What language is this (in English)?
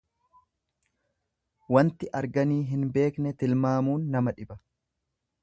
Oromo